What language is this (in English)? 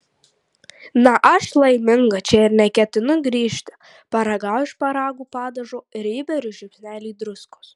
Lithuanian